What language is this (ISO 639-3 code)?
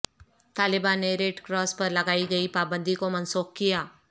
urd